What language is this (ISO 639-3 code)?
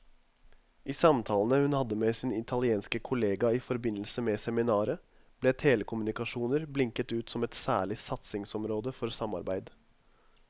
nor